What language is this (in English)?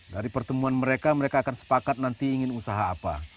Indonesian